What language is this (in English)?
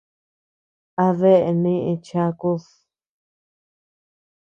Tepeuxila Cuicatec